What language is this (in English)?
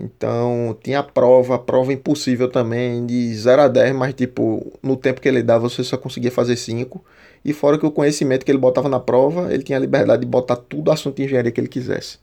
Portuguese